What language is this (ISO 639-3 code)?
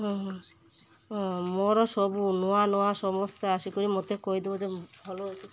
ori